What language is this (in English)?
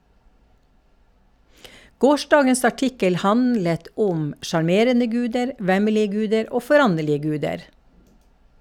Norwegian